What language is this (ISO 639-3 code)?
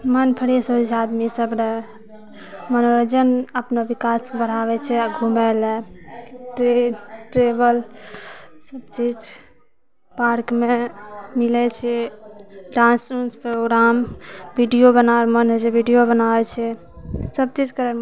mai